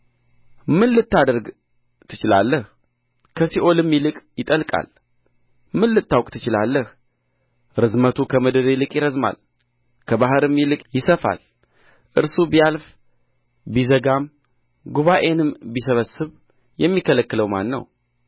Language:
Amharic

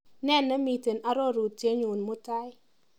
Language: Kalenjin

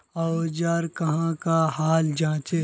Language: Magahi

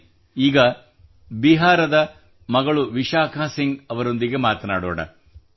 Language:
Kannada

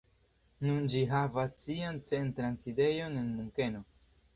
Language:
Esperanto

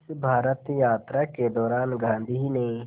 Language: Hindi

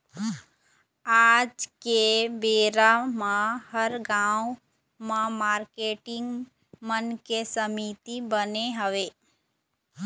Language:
Chhattisgarhi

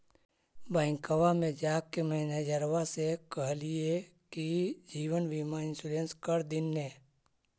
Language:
Magahi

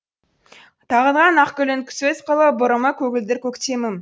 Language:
Kazakh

